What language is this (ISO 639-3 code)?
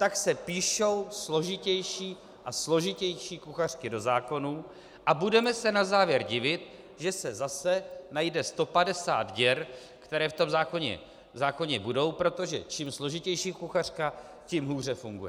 ces